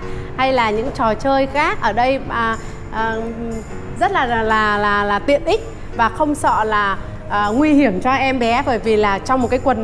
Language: Vietnamese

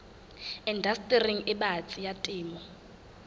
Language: Southern Sotho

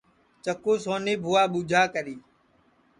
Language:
Sansi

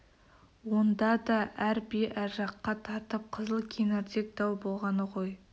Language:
Kazakh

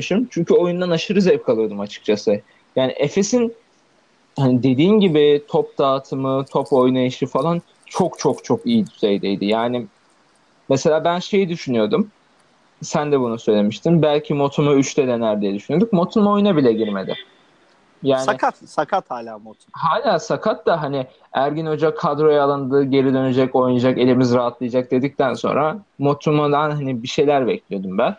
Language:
Turkish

